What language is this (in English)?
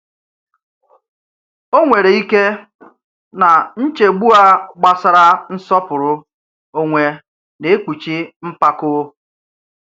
Igbo